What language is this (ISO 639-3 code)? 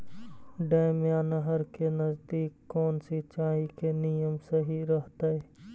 mag